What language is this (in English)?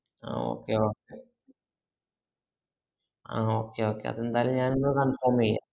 Malayalam